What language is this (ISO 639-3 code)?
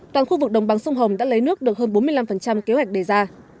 vie